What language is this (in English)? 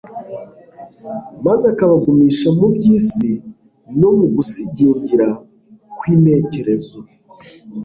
Kinyarwanda